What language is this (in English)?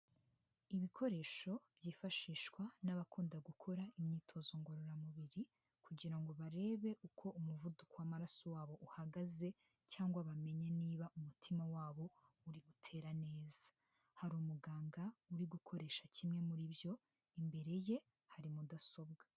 Kinyarwanda